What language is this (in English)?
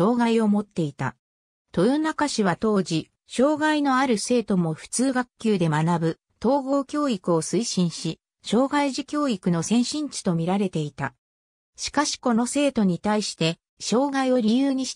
Japanese